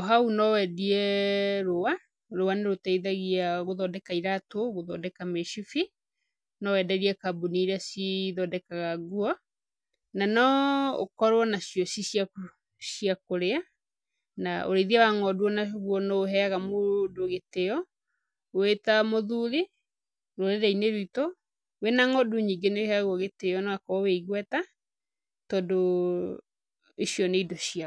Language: Kikuyu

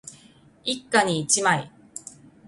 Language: Japanese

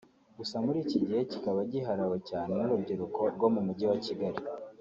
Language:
Kinyarwanda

